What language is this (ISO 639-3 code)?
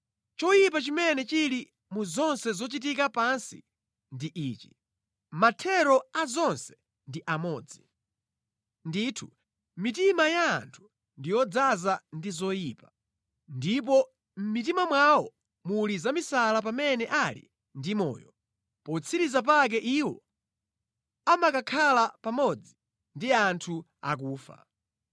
nya